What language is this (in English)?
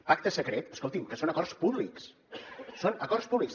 Catalan